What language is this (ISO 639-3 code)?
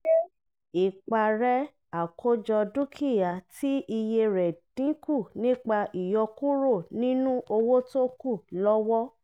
yor